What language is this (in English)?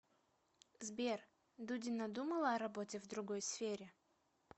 Russian